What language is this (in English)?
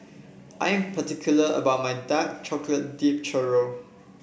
English